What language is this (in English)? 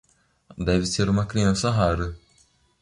Portuguese